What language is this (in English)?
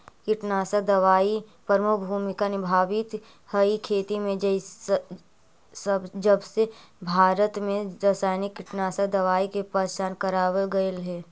Magahi